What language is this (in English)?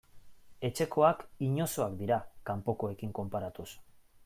Basque